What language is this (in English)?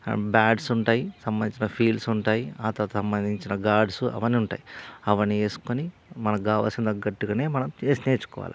Telugu